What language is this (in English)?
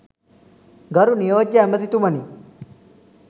Sinhala